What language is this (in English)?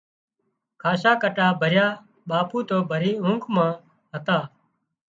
Wadiyara Koli